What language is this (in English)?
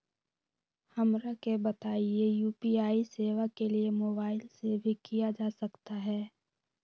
Magahi